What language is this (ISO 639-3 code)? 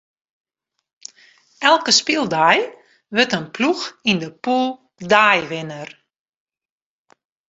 fry